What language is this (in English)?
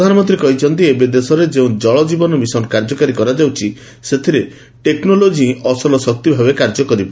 Odia